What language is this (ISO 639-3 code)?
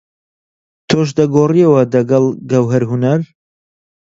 ckb